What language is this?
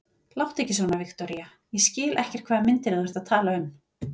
Icelandic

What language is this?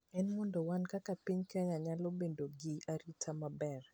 Luo (Kenya and Tanzania)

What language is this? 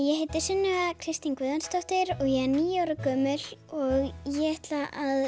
Icelandic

